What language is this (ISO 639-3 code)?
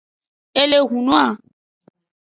ajg